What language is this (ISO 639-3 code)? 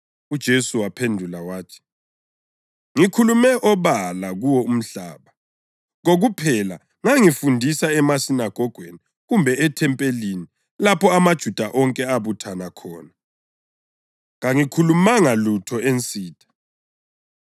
nde